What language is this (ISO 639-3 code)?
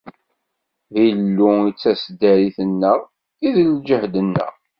kab